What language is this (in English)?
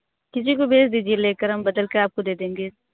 Hindi